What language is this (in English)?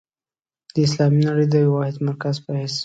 Pashto